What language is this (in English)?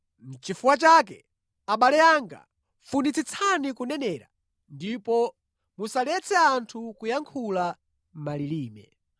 Nyanja